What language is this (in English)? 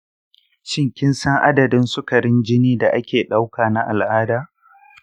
Hausa